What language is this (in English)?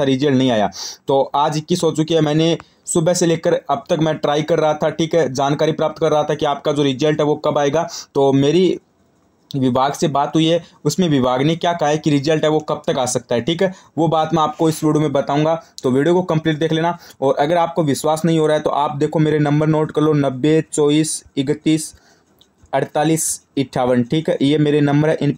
Hindi